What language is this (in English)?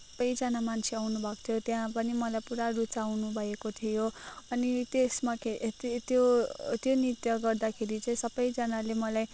Nepali